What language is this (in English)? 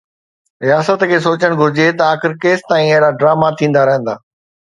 Sindhi